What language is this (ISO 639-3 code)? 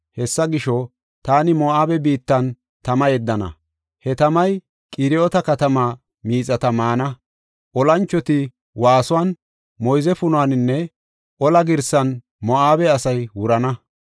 gof